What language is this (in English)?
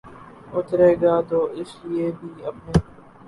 Urdu